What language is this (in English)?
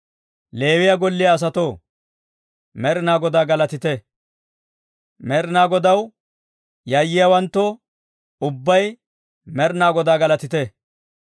Dawro